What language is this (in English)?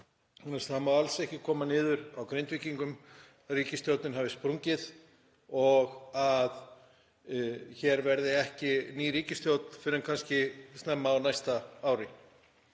Icelandic